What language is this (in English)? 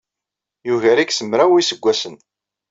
Kabyle